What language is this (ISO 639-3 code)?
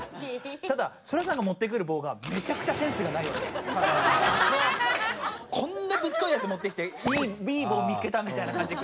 jpn